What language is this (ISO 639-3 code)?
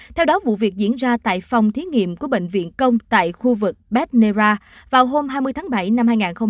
vie